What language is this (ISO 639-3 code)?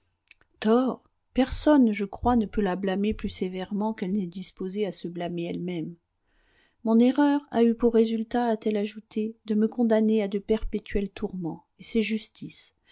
fra